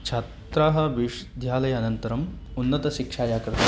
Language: Sanskrit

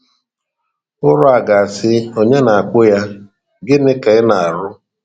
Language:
Igbo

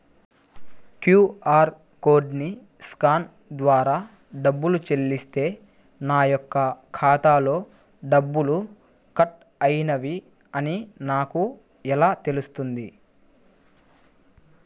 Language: Telugu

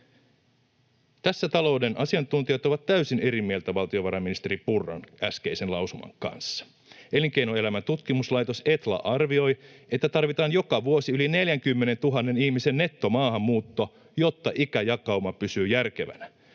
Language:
Finnish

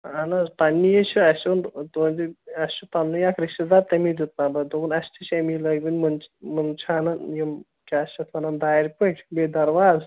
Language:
Kashmiri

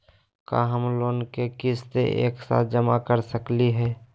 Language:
Magahi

